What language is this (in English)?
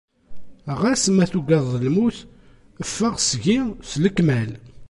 Kabyle